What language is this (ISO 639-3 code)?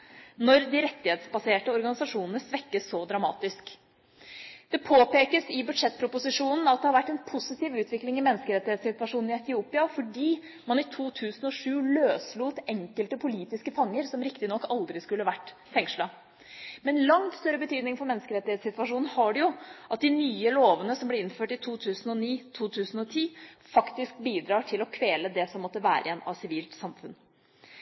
nob